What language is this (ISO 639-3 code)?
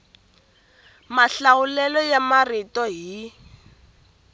tso